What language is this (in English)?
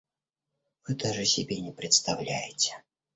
Russian